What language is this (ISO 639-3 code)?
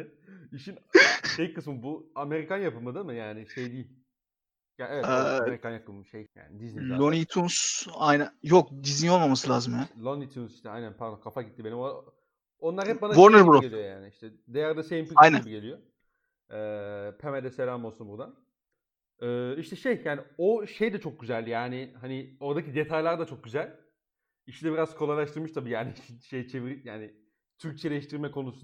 tur